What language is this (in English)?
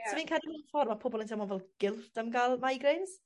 Welsh